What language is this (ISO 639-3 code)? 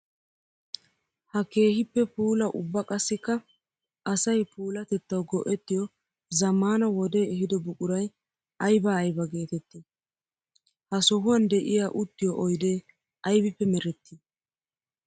wal